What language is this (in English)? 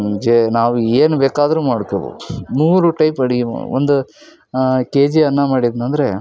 Kannada